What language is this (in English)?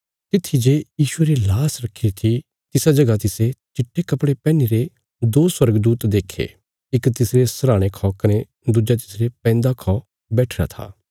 Bilaspuri